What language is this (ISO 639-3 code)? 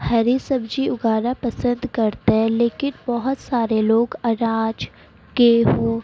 urd